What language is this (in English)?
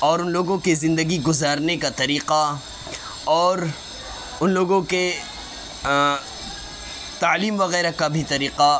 Urdu